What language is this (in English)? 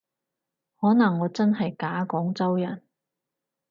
Cantonese